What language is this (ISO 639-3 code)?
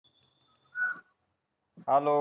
mar